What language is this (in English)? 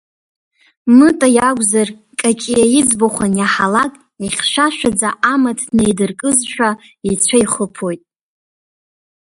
Abkhazian